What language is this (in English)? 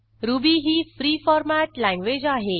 Marathi